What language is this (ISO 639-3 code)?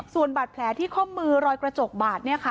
tha